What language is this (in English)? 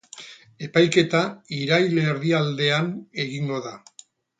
Basque